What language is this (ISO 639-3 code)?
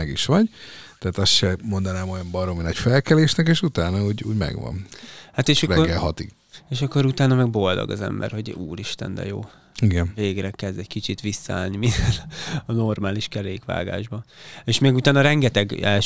hun